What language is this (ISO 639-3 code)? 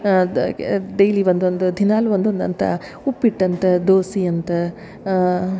kan